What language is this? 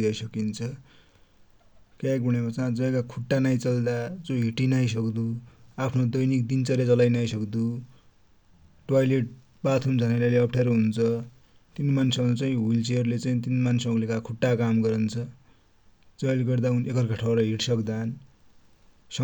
Dotyali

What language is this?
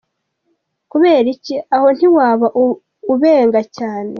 Kinyarwanda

